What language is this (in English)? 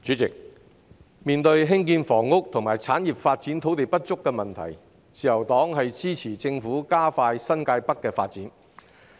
Cantonese